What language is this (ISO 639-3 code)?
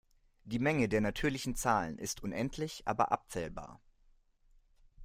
deu